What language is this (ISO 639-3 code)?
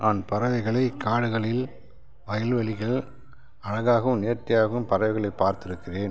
tam